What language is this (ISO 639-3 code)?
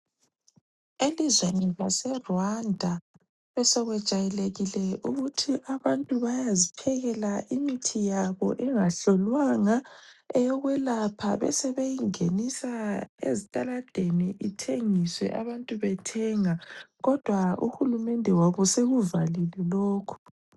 nde